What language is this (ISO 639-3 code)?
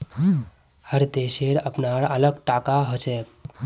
mag